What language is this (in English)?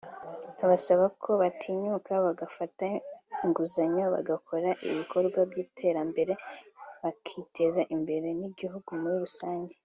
Kinyarwanda